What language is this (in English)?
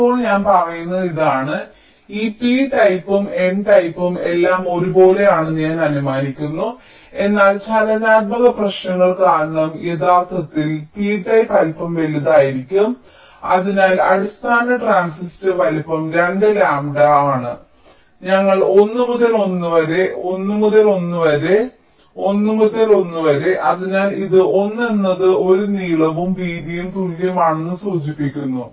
Malayalam